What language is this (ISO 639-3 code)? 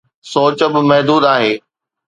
snd